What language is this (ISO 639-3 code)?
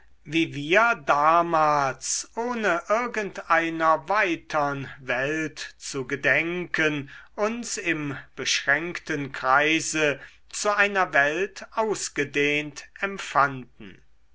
deu